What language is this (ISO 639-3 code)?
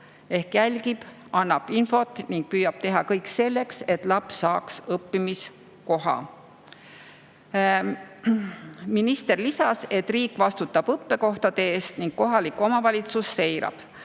est